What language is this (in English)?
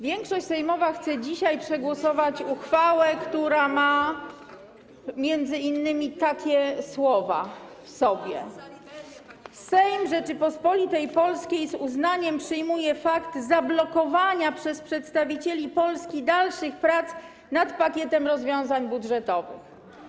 Polish